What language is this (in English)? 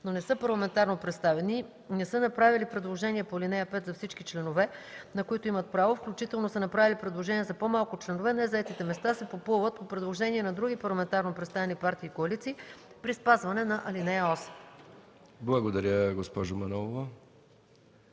Bulgarian